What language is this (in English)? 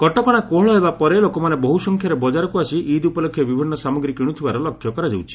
Odia